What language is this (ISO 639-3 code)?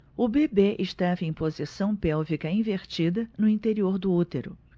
por